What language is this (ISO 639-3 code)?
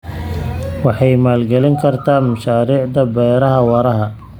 som